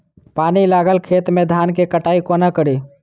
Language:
Maithili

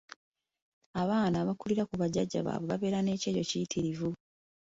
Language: Ganda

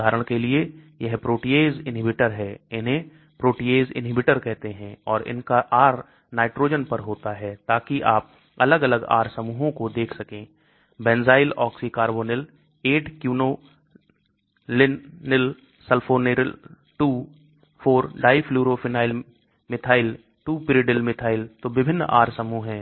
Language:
Hindi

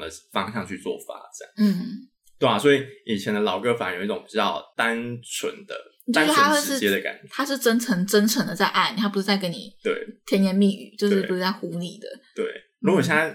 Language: Chinese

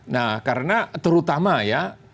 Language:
Indonesian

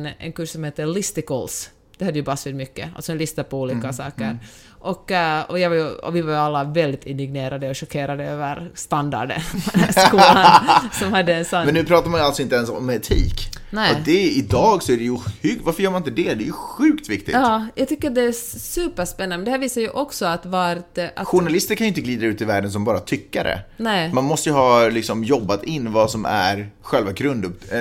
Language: Swedish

